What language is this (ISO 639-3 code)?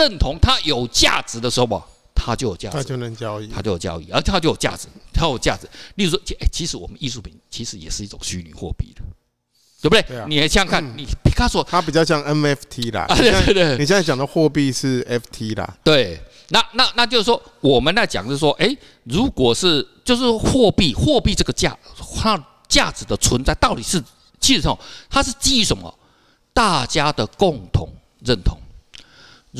zho